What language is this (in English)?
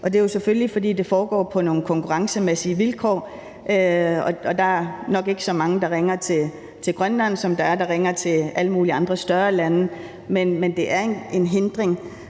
Danish